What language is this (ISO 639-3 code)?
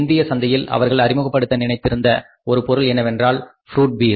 tam